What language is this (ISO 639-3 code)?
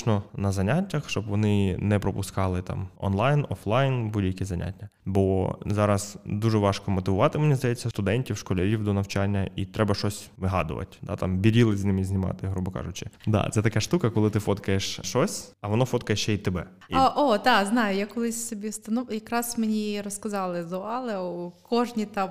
ukr